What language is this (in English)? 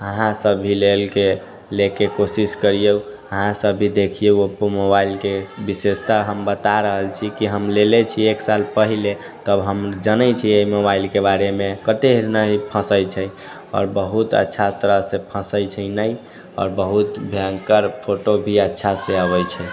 Maithili